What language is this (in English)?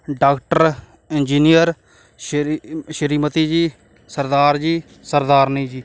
Punjabi